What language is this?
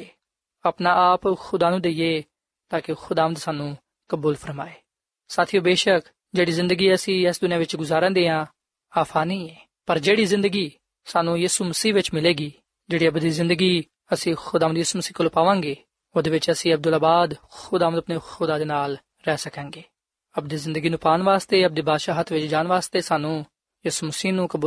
Punjabi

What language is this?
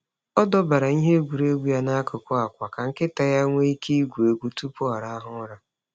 Igbo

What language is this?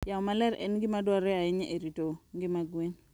Luo (Kenya and Tanzania)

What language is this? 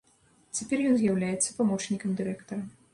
Belarusian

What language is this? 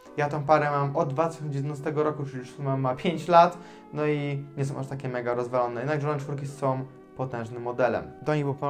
Polish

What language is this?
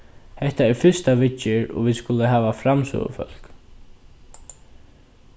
Faroese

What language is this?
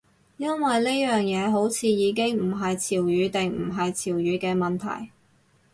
Cantonese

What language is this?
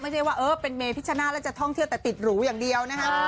Thai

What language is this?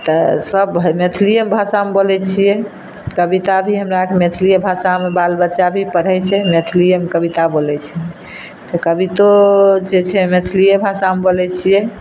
Maithili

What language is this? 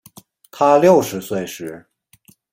Chinese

